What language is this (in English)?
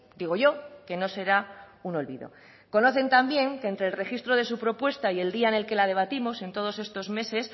Spanish